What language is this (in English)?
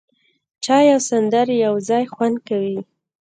Pashto